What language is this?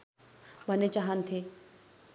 Nepali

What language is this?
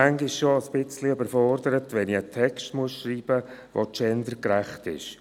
Swiss German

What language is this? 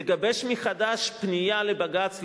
Hebrew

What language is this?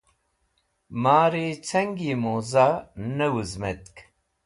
Wakhi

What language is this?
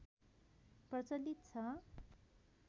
Nepali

